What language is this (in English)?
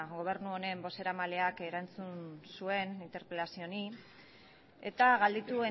Basque